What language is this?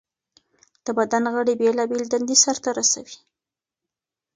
Pashto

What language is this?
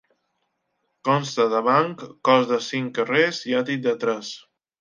Catalan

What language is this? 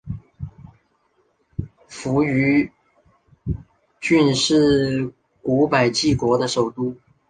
Chinese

